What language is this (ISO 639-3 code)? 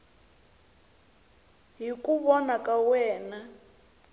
tso